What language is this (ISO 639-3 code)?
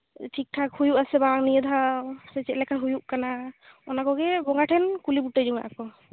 sat